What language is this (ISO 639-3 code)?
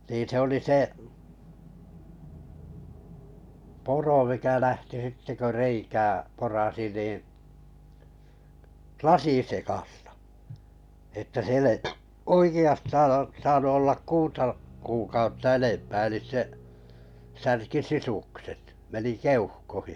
fin